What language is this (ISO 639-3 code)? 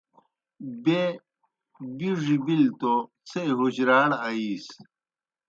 plk